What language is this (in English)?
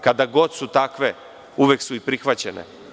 Serbian